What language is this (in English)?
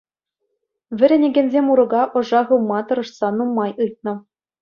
Chuvash